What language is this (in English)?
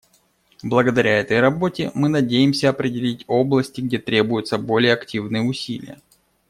Russian